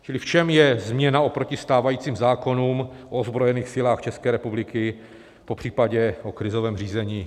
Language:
Czech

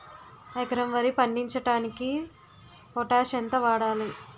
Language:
Telugu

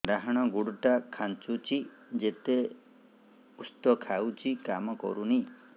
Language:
Odia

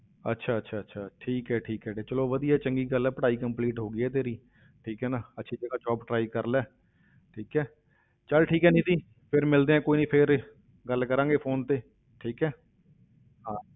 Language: Punjabi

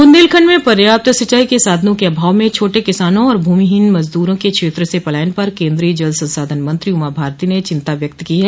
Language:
Hindi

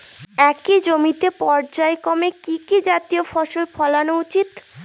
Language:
Bangla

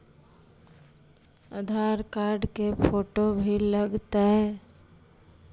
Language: Magahi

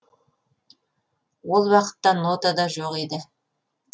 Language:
Kazakh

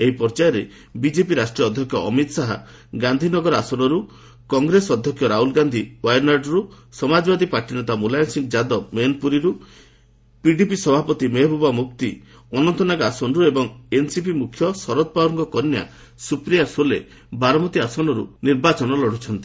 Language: Odia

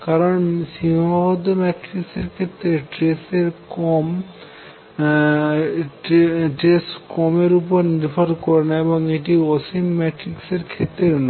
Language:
Bangla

